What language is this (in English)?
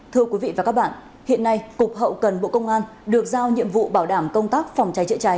Vietnamese